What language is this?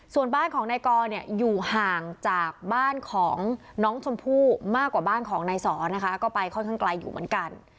Thai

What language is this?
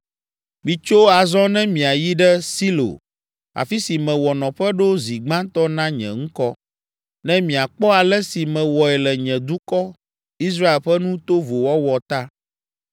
Ewe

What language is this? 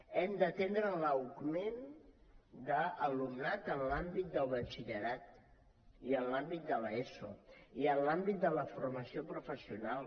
Catalan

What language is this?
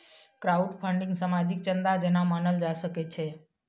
Maithili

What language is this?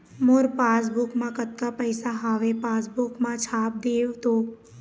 Chhattisgarhi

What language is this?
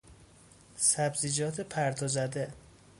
Persian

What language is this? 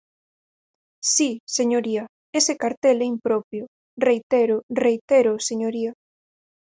Galician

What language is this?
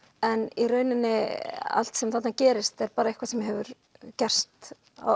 Icelandic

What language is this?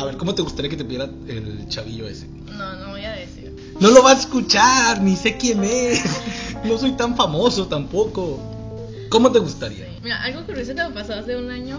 Spanish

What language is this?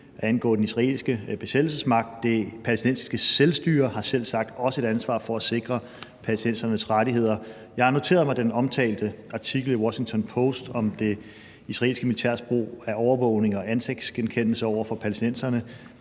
Danish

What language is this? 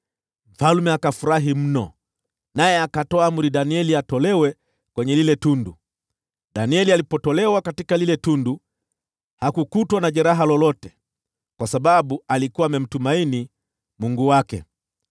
Swahili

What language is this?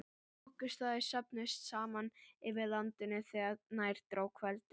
Icelandic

